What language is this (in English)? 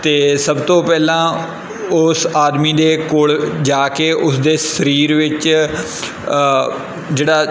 Punjabi